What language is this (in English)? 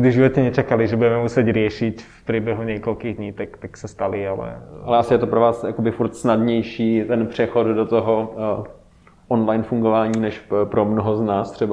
Czech